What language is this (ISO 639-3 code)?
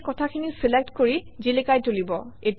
asm